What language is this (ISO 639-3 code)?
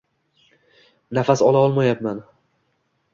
uzb